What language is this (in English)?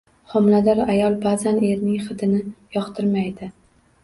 Uzbek